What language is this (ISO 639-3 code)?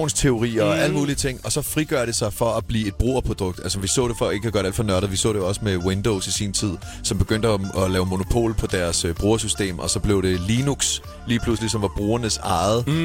dan